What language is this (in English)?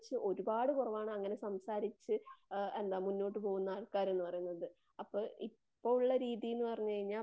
Malayalam